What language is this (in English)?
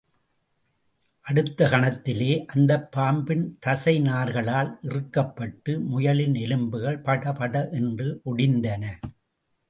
Tamil